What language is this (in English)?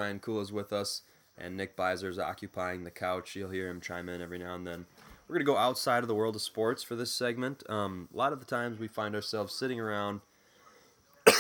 English